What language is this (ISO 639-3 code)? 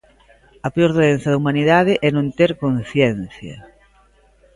glg